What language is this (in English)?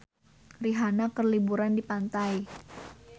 Sundanese